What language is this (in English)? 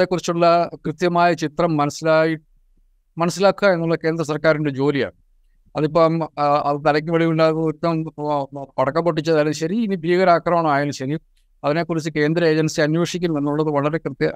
Malayalam